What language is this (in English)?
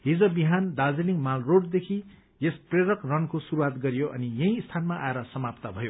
Nepali